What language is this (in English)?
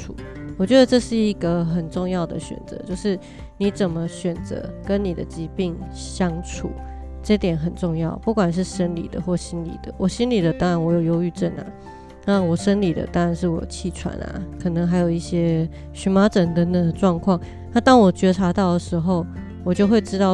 Chinese